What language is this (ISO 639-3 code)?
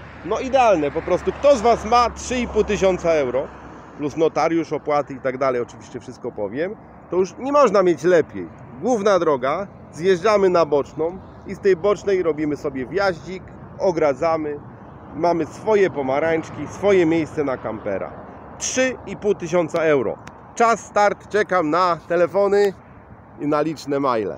pol